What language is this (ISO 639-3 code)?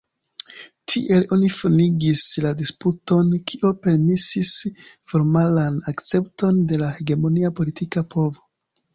epo